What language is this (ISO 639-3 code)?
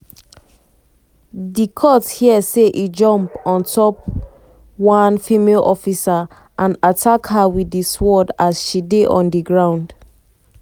pcm